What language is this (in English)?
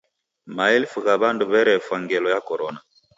Taita